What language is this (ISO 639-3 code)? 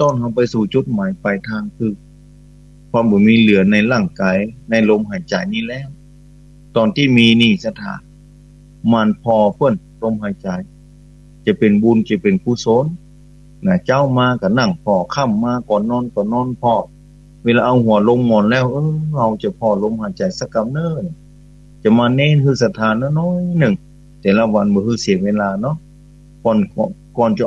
tha